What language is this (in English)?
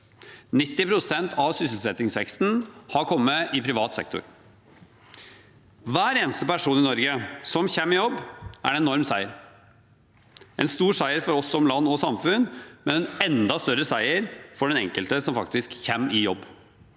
Norwegian